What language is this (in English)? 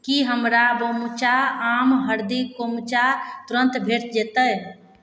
Maithili